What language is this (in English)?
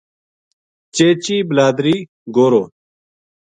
Gujari